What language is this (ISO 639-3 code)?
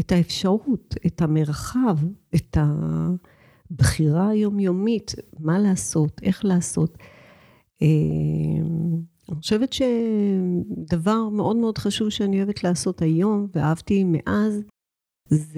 heb